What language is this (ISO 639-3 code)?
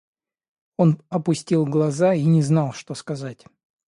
rus